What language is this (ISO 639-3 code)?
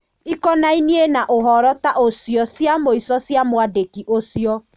kik